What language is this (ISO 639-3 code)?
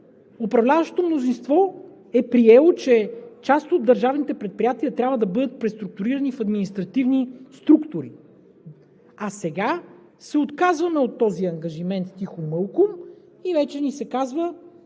bul